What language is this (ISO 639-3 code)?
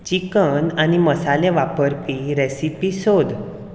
kok